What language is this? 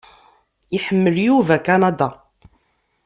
Kabyle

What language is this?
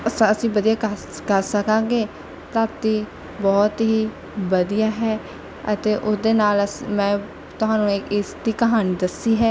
Punjabi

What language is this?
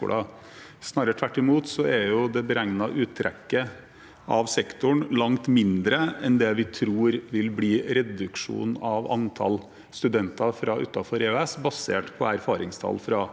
Norwegian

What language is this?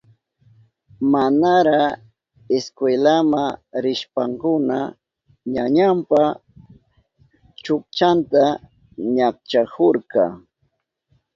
Southern Pastaza Quechua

